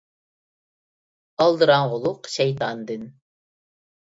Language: Uyghur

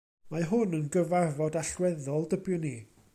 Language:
Welsh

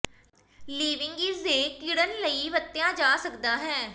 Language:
Punjabi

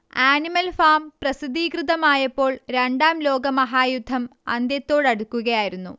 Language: Malayalam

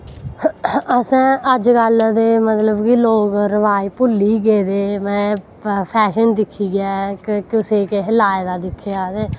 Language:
Dogri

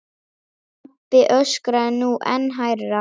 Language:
Icelandic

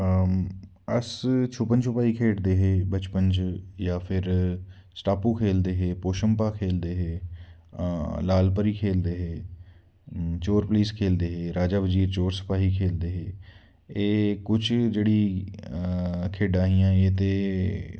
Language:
Dogri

